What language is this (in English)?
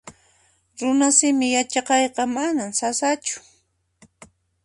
Puno Quechua